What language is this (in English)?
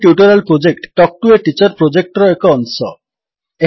Odia